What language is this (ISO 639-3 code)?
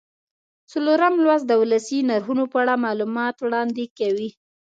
pus